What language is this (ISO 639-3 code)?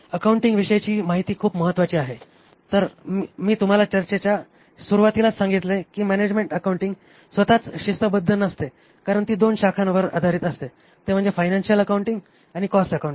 mar